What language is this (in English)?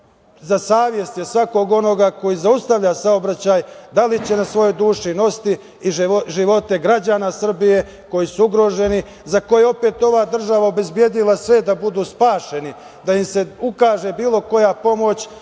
Serbian